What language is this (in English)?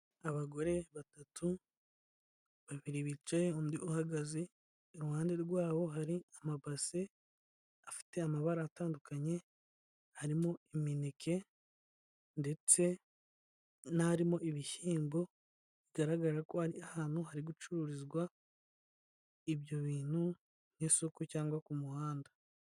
Kinyarwanda